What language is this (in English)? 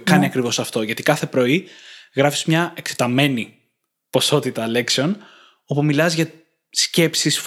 Greek